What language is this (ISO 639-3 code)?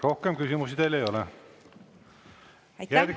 est